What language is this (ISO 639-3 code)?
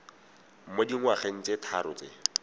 tsn